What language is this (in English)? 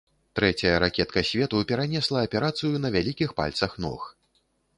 Belarusian